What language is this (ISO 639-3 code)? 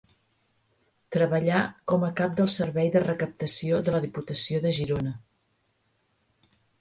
cat